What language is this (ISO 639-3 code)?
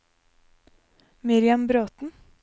nor